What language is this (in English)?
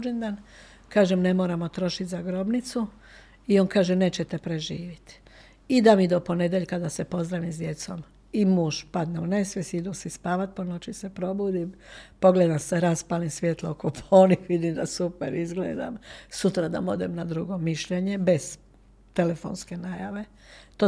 Croatian